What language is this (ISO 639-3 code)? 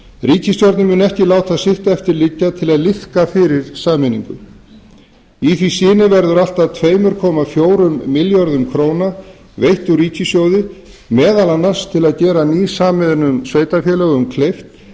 isl